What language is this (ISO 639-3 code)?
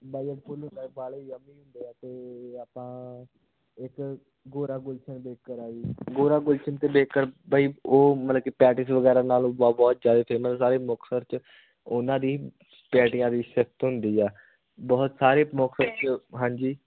pan